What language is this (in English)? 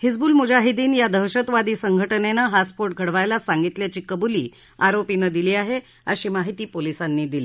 Marathi